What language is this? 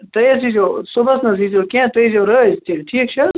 Kashmiri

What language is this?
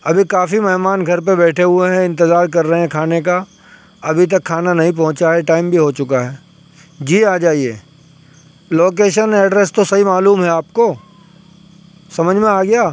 Urdu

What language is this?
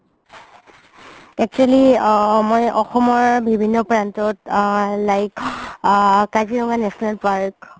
Assamese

